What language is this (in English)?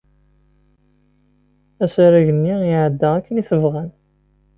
Kabyle